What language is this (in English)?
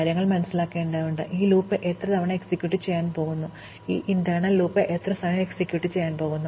Malayalam